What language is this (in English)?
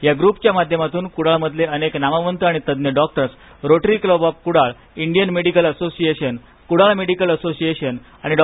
Marathi